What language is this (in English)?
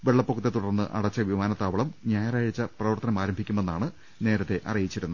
Malayalam